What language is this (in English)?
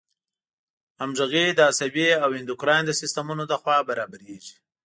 Pashto